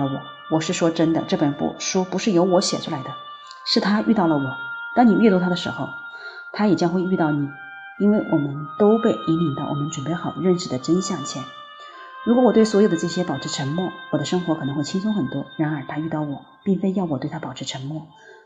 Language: Chinese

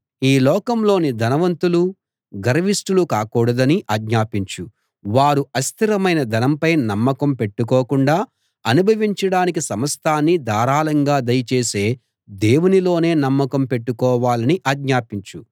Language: Telugu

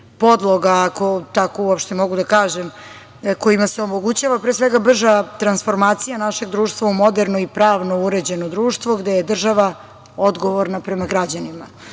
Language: Serbian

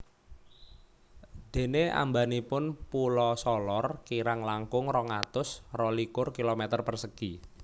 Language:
Javanese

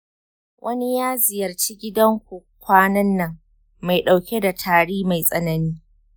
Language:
Hausa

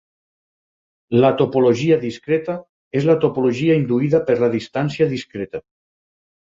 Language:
Catalan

